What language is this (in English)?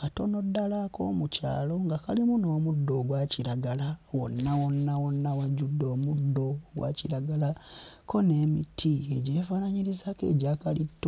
Ganda